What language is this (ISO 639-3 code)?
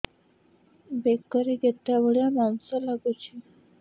ori